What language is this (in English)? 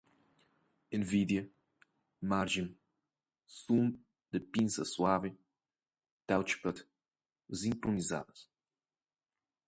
Portuguese